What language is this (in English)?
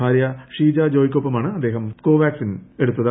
Malayalam